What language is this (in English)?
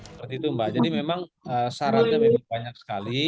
Indonesian